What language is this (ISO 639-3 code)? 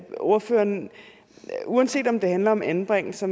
dan